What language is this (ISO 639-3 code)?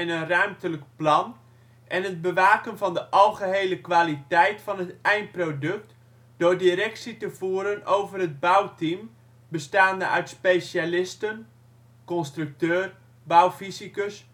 nld